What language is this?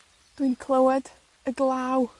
Welsh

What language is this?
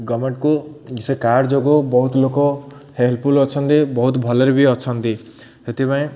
Odia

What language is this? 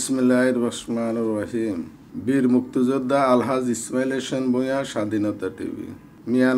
Arabic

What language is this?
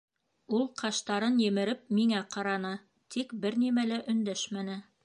Bashkir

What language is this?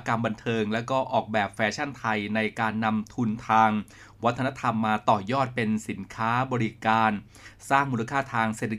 Thai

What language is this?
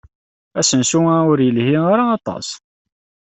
Kabyle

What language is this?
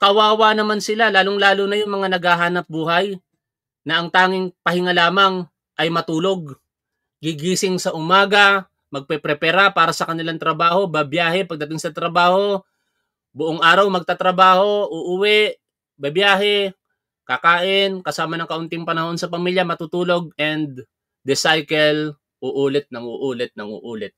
Filipino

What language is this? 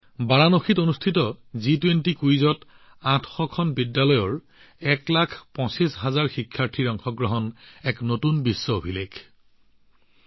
Assamese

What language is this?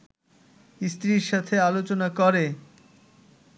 Bangla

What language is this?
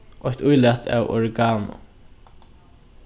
Faroese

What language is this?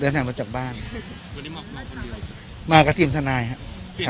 Thai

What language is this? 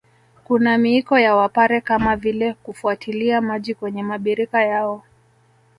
Swahili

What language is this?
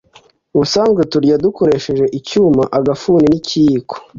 Kinyarwanda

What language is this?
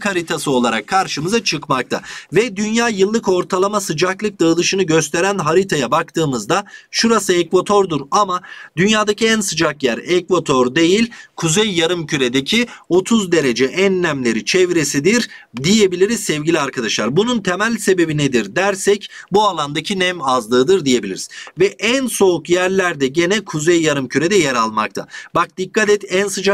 Turkish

